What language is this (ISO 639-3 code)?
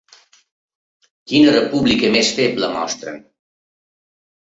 cat